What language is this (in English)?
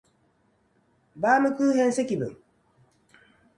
Japanese